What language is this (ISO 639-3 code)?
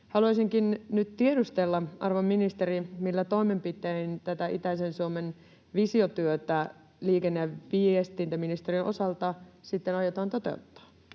fin